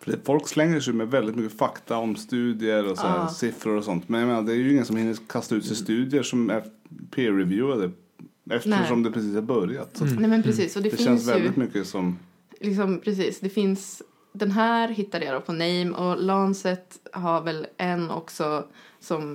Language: Swedish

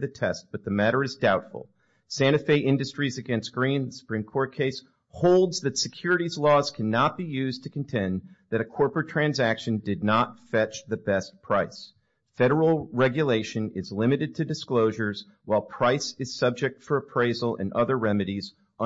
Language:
English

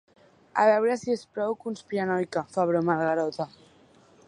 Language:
Catalan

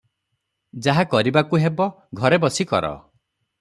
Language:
Odia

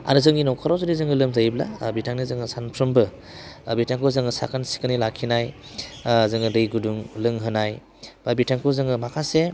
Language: Bodo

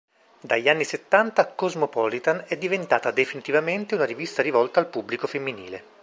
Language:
Italian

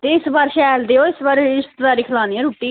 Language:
Dogri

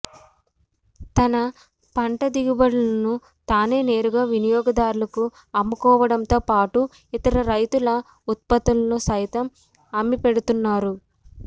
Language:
Telugu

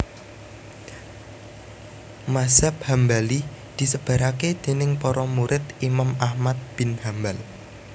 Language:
Javanese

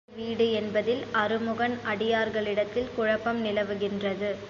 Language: Tamil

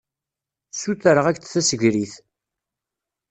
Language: Kabyle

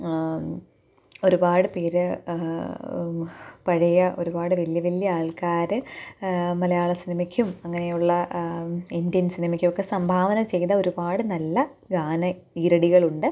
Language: Malayalam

